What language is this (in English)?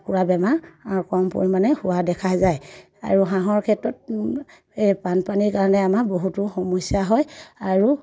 Assamese